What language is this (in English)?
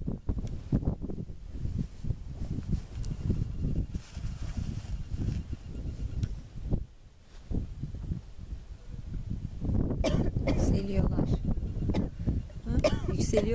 Turkish